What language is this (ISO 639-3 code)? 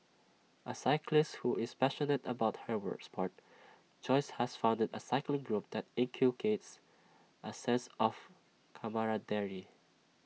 eng